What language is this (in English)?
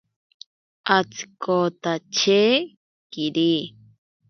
Ashéninka Perené